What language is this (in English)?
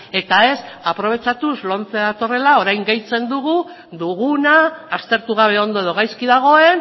Basque